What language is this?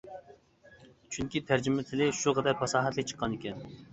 Uyghur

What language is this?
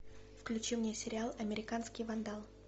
Russian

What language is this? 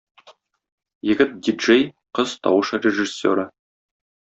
Tatar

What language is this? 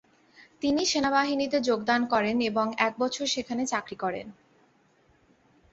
Bangla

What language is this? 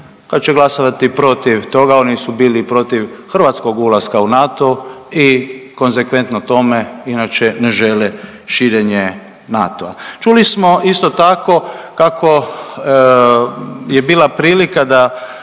Croatian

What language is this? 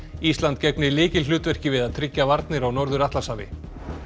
Icelandic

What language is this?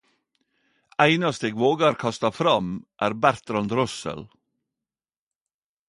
Norwegian Nynorsk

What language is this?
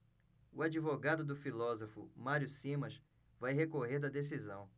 Portuguese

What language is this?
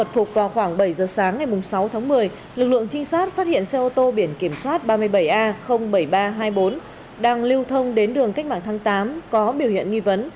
Vietnamese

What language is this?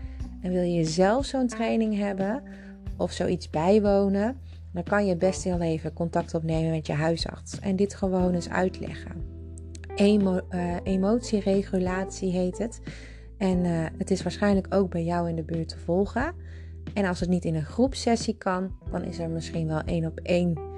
Dutch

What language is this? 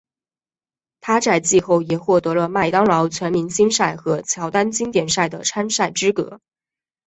Chinese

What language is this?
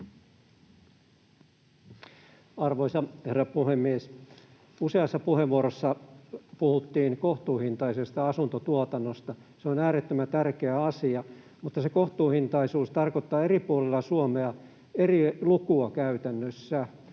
Finnish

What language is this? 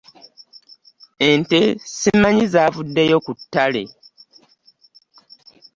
Ganda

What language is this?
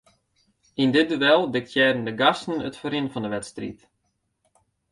Western Frisian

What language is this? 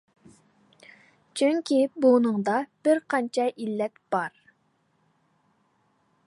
Uyghur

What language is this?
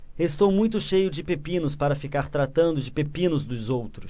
Portuguese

